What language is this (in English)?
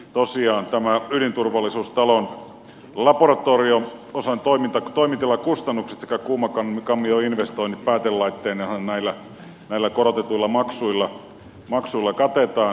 Finnish